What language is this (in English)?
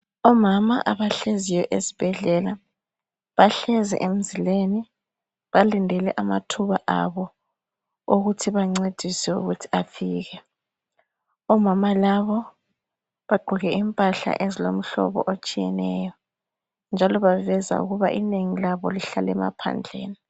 North Ndebele